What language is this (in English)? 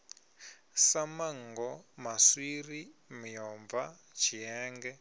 Venda